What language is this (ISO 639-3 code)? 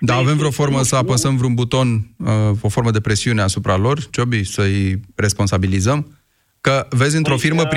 ron